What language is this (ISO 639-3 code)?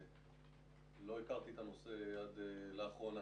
heb